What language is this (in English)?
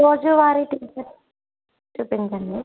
Telugu